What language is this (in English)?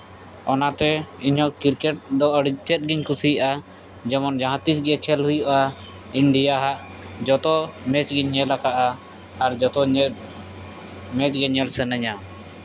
Santali